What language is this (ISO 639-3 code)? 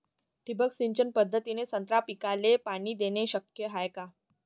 mar